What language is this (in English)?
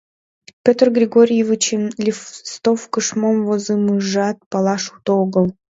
Mari